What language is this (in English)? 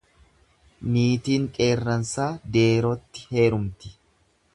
Oromo